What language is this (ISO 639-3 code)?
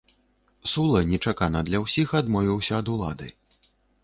bel